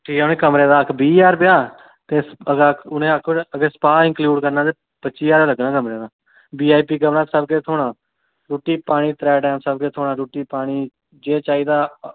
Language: Dogri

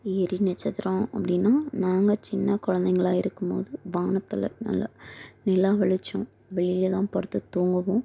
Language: Tamil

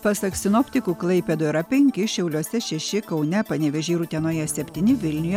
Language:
Lithuanian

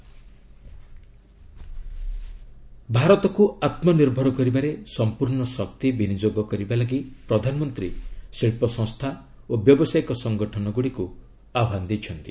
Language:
Odia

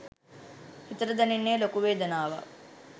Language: Sinhala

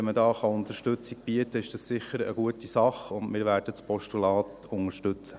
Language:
Swiss German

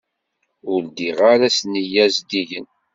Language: Kabyle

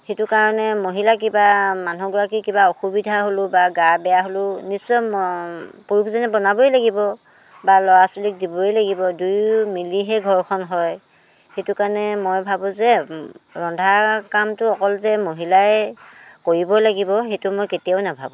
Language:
Assamese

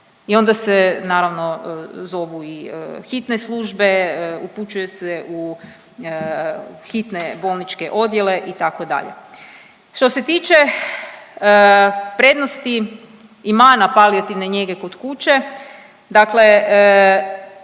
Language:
Croatian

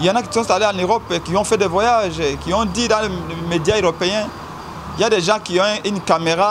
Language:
French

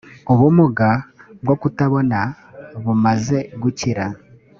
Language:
Kinyarwanda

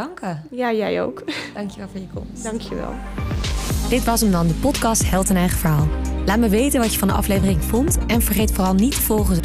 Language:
Dutch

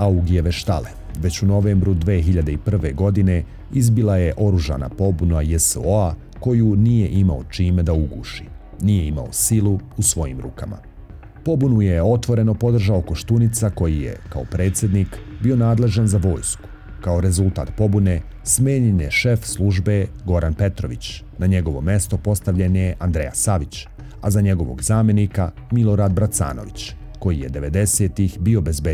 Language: Croatian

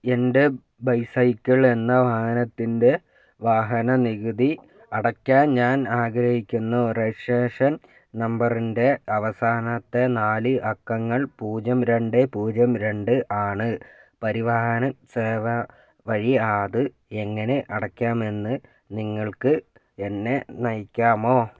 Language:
Malayalam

